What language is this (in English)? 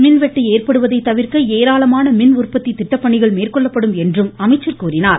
Tamil